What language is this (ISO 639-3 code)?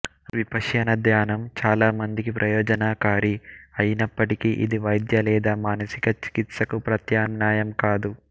tel